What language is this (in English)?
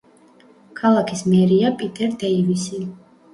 Georgian